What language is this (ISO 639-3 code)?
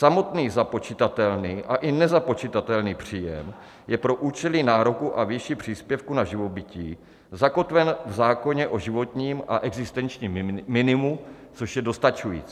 ces